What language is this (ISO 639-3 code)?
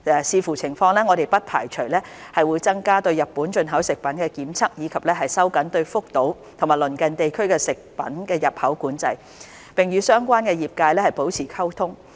yue